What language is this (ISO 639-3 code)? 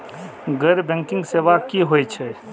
mai